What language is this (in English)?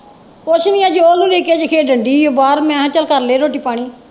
Punjabi